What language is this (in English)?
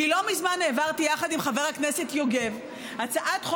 Hebrew